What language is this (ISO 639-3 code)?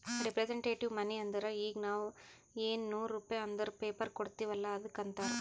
kan